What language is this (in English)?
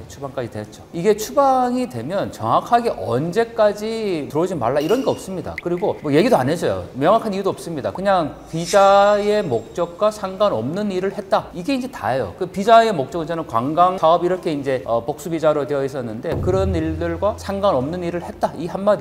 Korean